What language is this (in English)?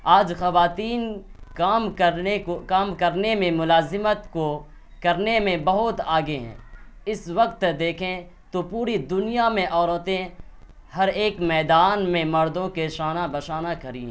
Urdu